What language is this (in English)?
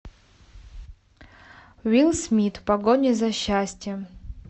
Russian